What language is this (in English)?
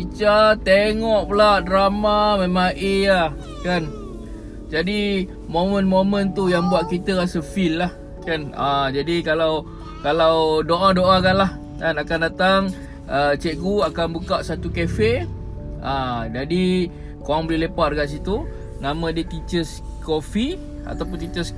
Malay